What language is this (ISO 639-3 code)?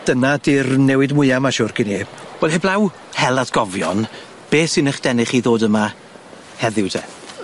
cym